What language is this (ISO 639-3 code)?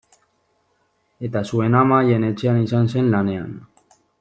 eus